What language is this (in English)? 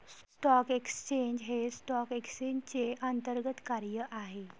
Marathi